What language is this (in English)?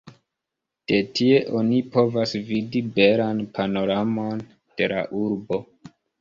Esperanto